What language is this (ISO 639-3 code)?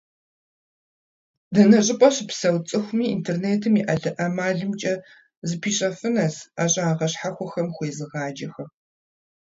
kbd